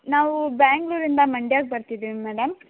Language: Kannada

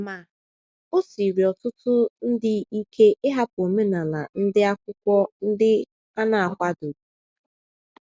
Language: Igbo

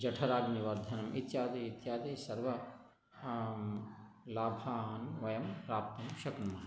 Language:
Sanskrit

